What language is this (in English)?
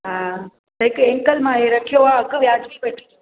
Sindhi